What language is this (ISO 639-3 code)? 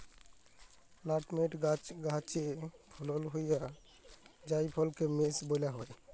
ben